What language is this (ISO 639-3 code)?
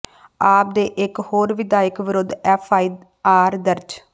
pan